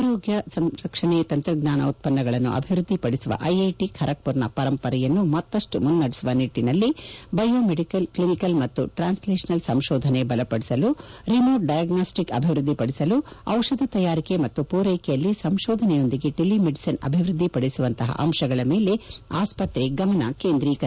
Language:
Kannada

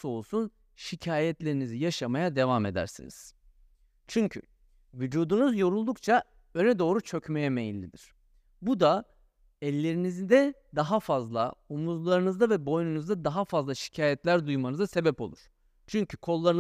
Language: Turkish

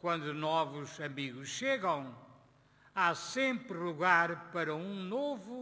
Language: Portuguese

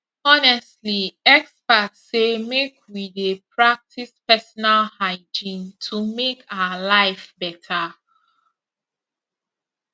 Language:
Nigerian Pidgin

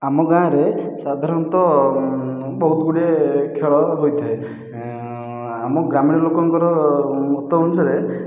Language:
Odia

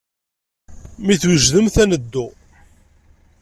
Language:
Kabyle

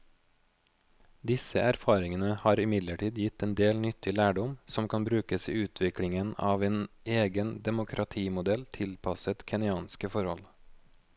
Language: Norwegian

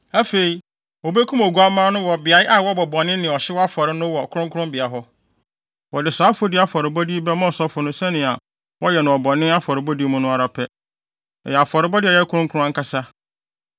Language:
Akan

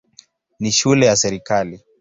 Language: Swahili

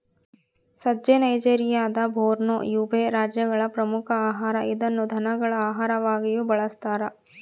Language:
Kannada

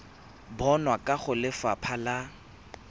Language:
Tswana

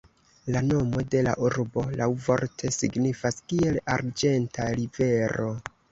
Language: Esperanto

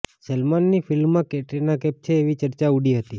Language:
Gujarati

